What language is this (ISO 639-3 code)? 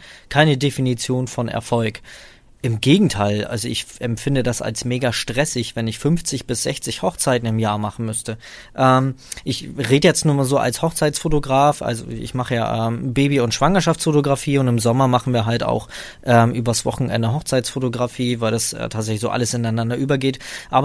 deu